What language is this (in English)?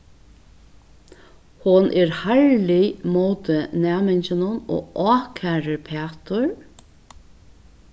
Faroese